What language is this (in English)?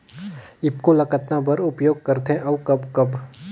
Chhattisgarhi